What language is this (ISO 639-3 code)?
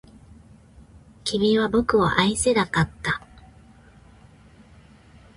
jpn